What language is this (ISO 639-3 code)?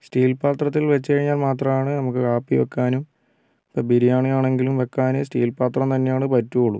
mal